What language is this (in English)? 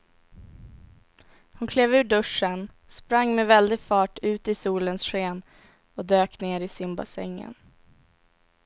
Swedish